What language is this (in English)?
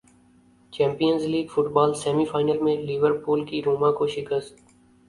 Urdu